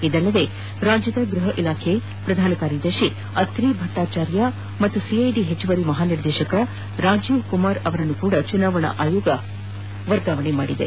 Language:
Kannada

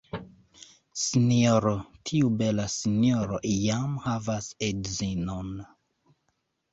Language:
Esperanto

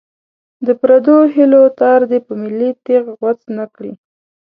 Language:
Pashto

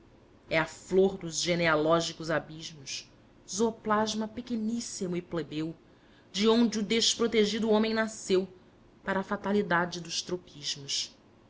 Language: Portuguese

